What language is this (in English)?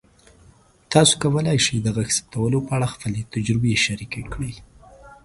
Pashto